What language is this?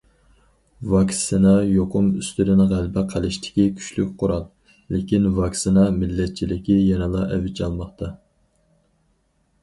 Uyghur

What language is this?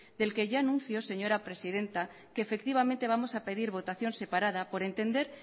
Spanish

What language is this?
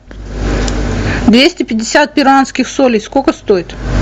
Russian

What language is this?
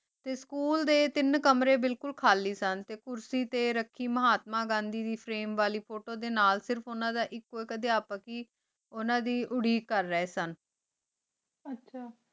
Punjabi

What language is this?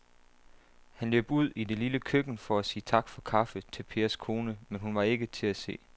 Danish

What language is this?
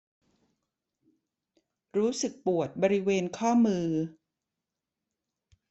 Thai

